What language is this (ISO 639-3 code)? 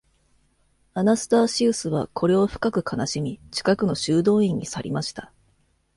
jpn